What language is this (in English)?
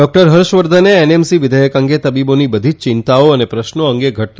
Gujarati